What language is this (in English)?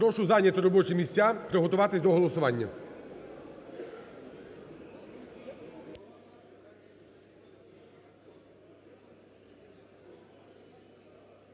Ukrainian